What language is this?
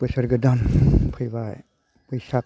Bodo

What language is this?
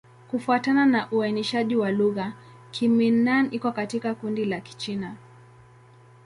Swahili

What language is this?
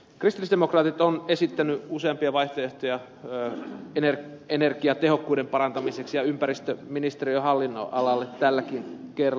Finnish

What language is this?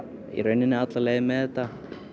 Icelandic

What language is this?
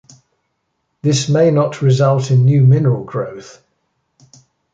English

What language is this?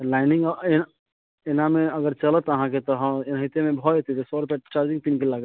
Maithili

